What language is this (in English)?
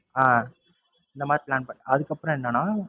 Tamil